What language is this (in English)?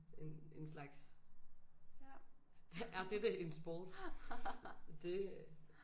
Danish